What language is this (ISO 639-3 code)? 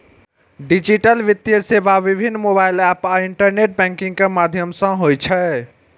mai